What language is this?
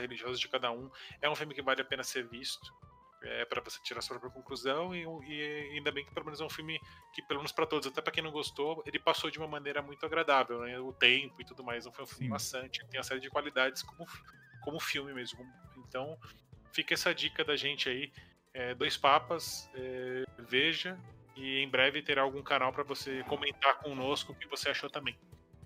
Portuguese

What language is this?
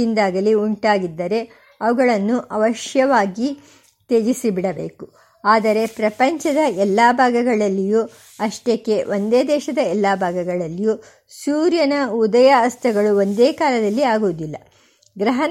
Kannada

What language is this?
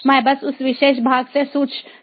Hindi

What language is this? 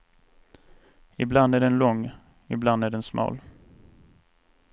Swedish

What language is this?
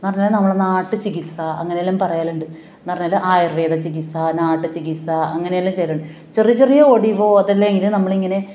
Malayalam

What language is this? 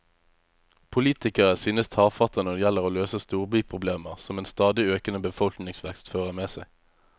Norwegian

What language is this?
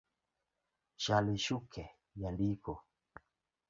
Luo (Kenya and Tanzania)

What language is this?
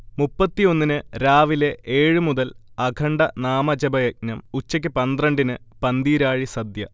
Malayalam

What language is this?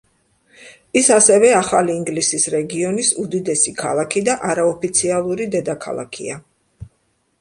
Georgian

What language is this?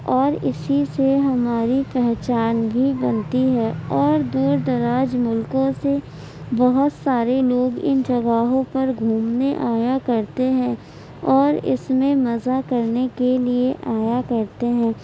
Urdu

